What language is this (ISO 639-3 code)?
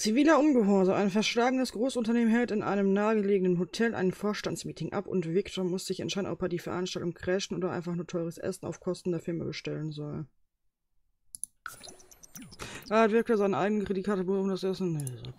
deu